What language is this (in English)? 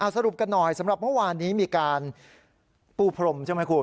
Thai